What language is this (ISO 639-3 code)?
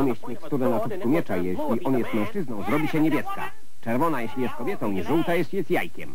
pol